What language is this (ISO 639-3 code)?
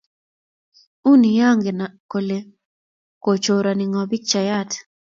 kln